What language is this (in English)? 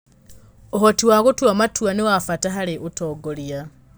Kikuyu